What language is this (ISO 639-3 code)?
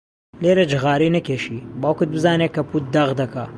ckb